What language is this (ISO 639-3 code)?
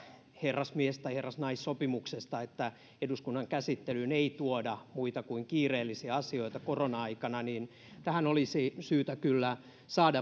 fin